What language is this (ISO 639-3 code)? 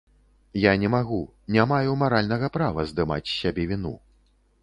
bel